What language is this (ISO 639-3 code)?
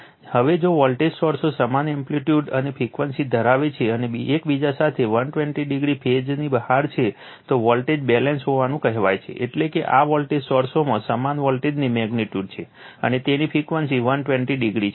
guj